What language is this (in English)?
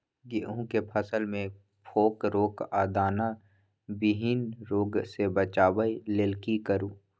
Maithili